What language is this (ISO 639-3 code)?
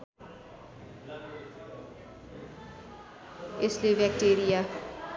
nep